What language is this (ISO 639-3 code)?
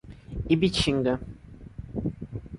por